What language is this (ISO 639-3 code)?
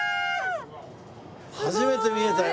jpn